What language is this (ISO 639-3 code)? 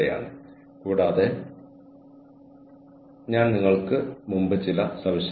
mal